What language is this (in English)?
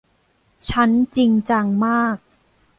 Thai